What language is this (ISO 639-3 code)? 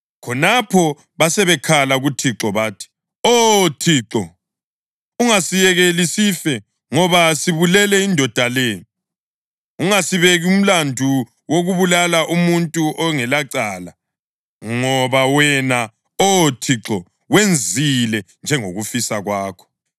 nde